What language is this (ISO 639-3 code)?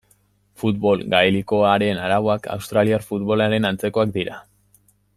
eus